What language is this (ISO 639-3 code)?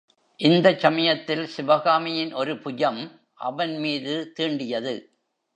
tam